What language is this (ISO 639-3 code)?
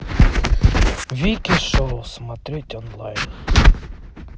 rus